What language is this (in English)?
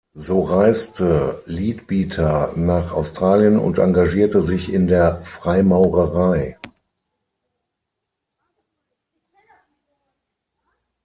German